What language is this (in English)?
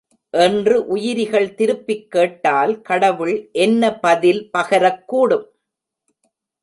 Tamil